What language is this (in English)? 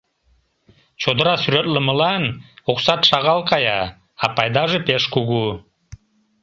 Mari